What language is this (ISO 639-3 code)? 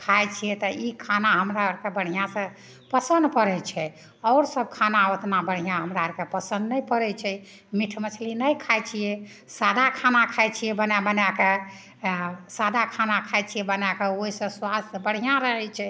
mai